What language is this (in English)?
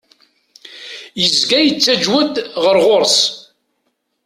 Kabyle